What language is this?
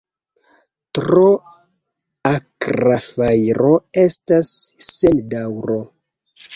Esperanto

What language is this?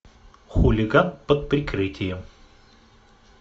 Russian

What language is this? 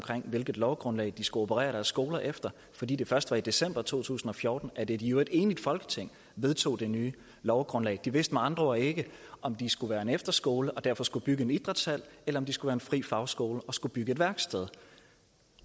Danish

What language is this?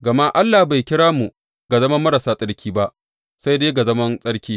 Hausa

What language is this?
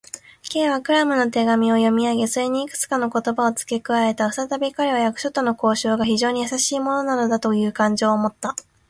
Japanese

